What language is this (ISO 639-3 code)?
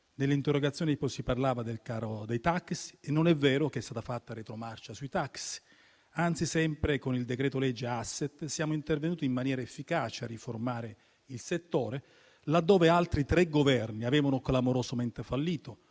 ita